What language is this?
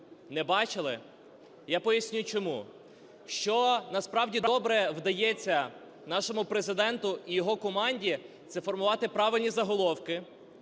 Ukrainian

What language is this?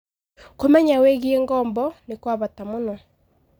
Kikuyu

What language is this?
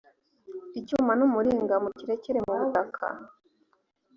Kinyarwanda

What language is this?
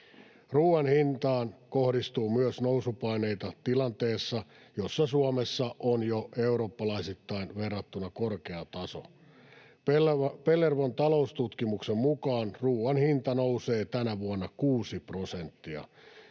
Finnish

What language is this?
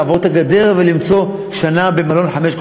Hebrew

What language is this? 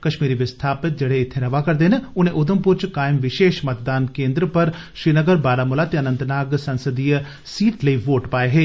Dogri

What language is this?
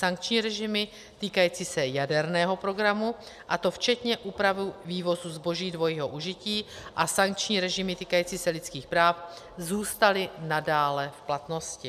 Czech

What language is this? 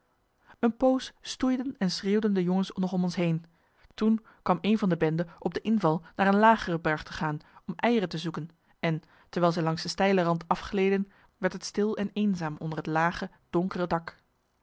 Dutch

